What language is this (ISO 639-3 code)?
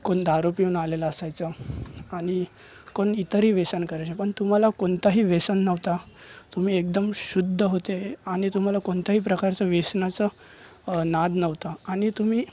mar